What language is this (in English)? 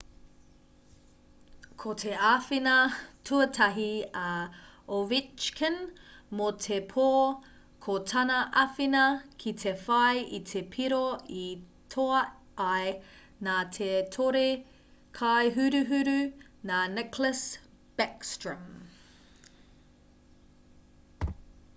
Māori